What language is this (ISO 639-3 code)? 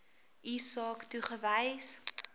afr